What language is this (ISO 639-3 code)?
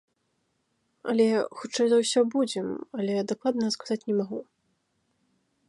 bel